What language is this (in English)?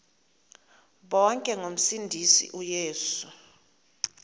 Xhosa